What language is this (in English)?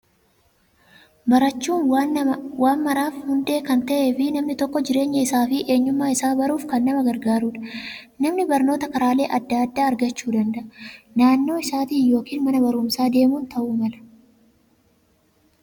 Oromo